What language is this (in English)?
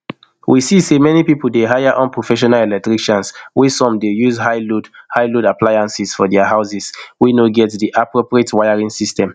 Nigerian Pidgin